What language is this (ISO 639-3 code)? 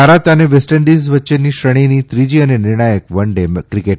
guj